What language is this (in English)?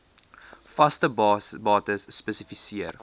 Afrikaans